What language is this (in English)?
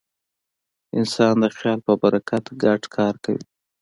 Pashto